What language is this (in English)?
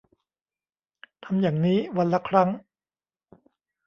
Thai